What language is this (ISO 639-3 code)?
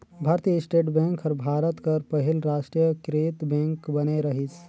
hne